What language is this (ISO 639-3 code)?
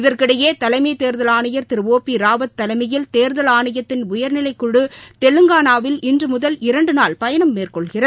tam